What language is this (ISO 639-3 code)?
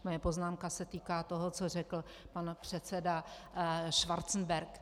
ces